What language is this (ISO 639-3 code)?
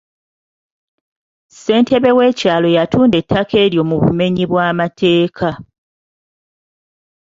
lug